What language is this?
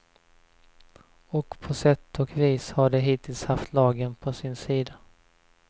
Swedish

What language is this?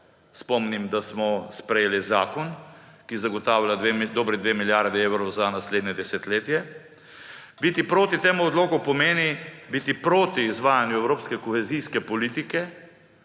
Slovenian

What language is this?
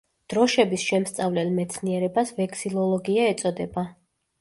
Georgian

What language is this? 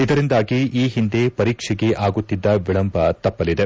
Kannada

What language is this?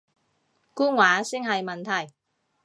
Cantonese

